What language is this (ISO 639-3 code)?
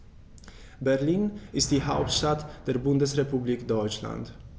deu